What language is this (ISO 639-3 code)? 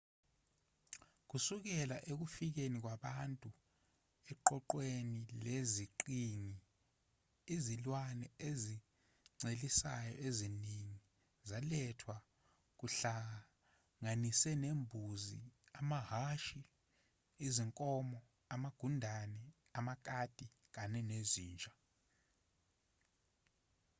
zul